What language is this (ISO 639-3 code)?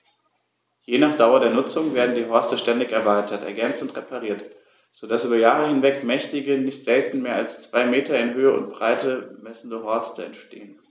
deu